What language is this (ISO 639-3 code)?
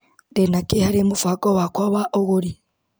kik